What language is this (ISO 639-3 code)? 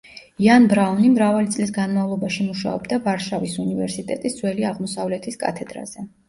kat